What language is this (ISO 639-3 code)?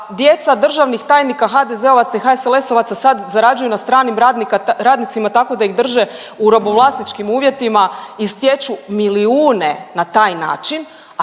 hrv